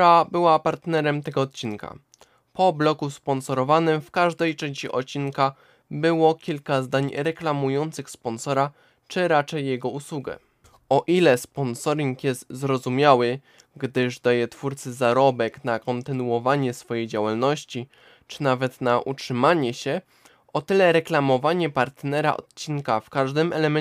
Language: Polish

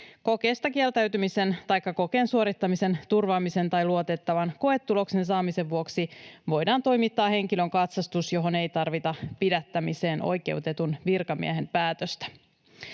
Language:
Finnish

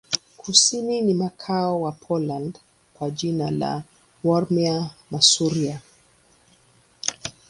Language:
Swahili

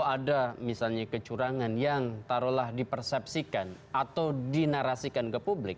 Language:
Indonesian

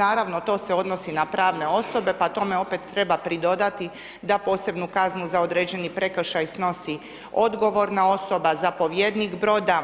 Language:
Croatian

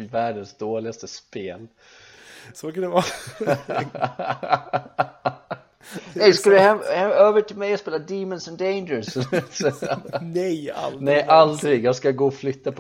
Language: Swedish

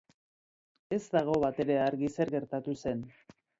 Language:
Basque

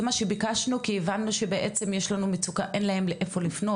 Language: Hebrew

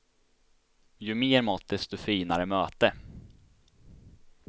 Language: Swedish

